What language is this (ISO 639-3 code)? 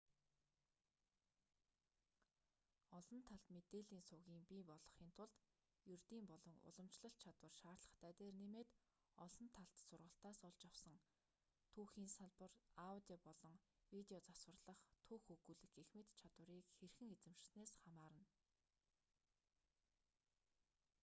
mon